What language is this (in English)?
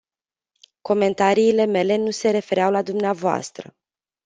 Romanian